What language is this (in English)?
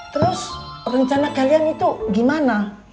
Indonesian